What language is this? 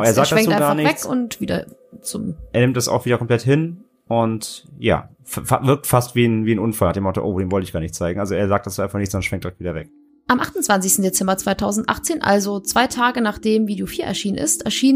German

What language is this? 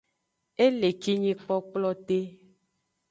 Aja (Benin)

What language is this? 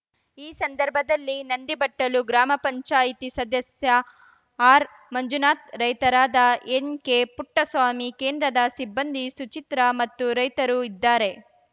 Kannada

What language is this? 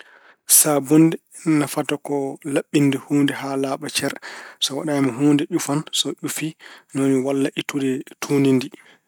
Fula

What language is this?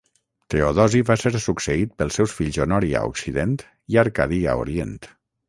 Catalan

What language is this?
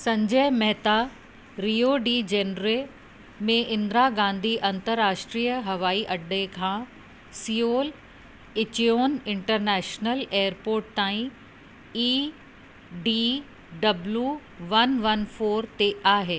Sindhi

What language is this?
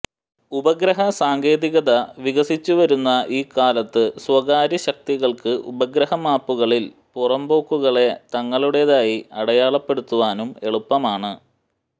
Malayalam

